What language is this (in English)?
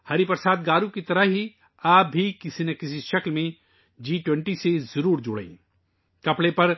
Urdu